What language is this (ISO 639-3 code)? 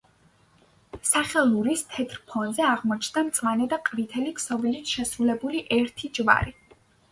kat